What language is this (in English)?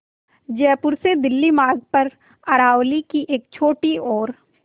Hindi